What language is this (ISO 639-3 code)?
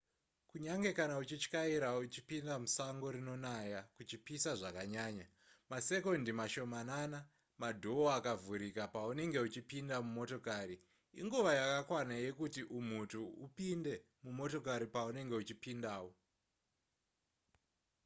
sna